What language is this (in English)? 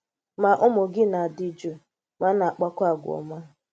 Igbo